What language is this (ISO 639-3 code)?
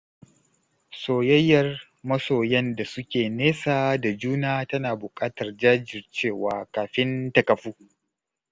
hau